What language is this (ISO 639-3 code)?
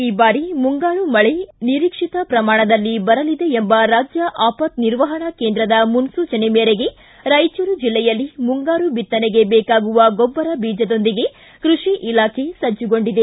kan